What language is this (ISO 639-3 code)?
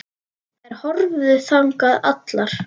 isl